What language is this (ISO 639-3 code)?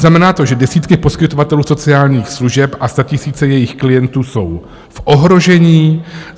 ces